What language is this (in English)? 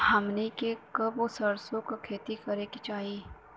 Bhojpuri